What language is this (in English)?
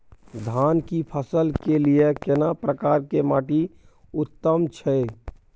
Maithili